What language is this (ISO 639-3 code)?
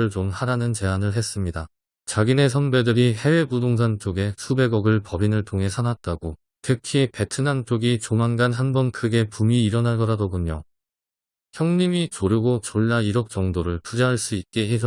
kor